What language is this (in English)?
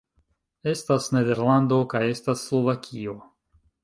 Esperanto